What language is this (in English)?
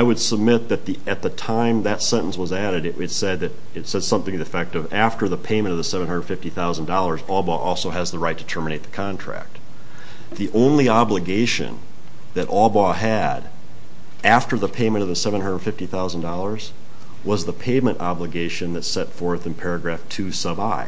English